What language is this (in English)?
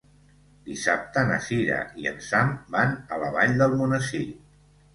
Catalan